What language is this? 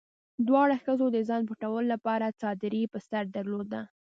Pashto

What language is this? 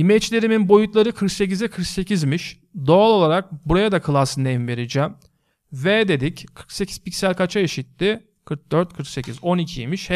Turkish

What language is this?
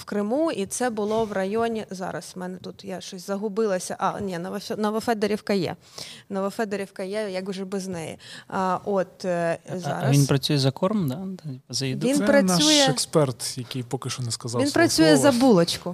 Ukrainian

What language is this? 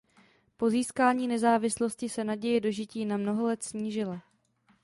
Czech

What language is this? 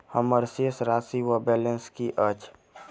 Maithili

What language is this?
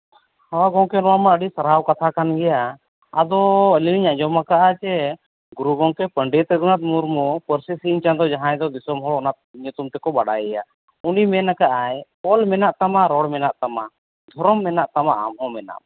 Santali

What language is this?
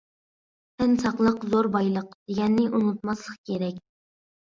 Uyghur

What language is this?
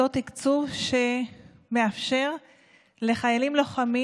Hebrew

